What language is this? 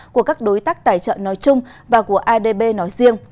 Vietnamese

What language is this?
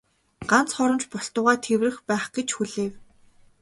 Mongolian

